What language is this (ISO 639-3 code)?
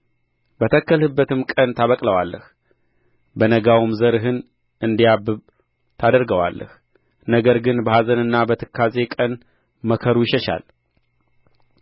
amh